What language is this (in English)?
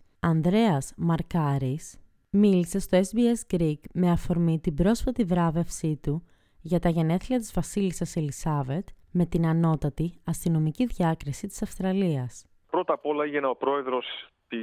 Greek